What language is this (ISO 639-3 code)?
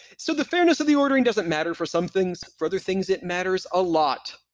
eng